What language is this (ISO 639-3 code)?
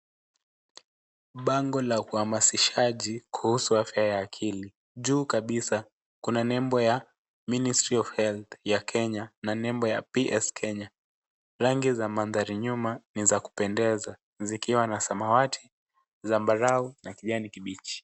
swa